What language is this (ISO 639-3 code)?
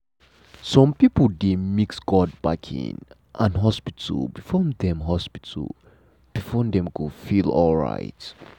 pcm